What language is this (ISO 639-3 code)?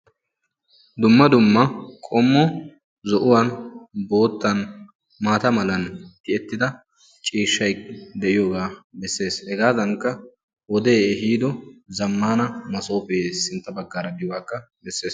wal